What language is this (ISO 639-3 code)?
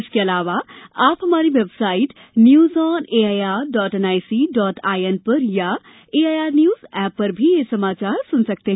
hin